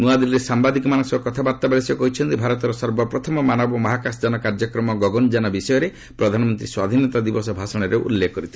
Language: Odia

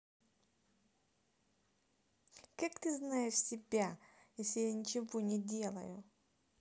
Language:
Russian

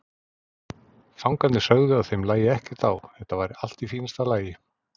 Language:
Icelandic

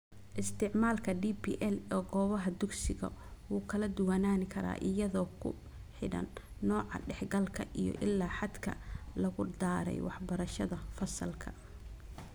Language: Somali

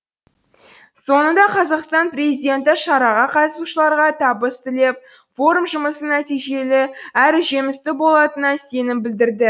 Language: Kazakh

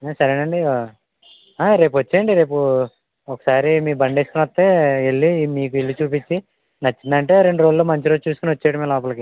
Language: Telugu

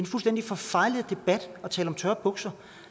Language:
Danish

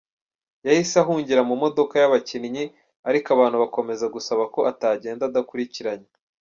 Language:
Kinyarwanda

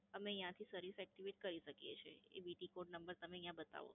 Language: Gujarati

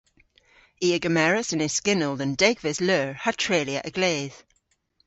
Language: Cornish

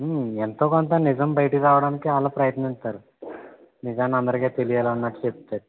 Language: Telugu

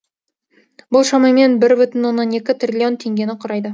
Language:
Kazakh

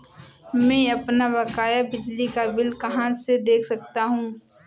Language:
Hindi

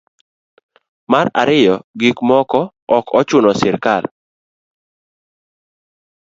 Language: Luo (Kenya and Tanzania)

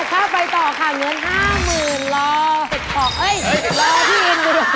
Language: Thai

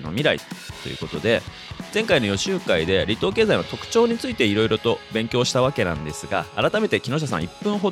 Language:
Japanese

